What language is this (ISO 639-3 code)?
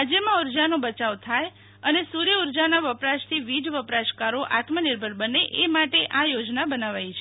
guj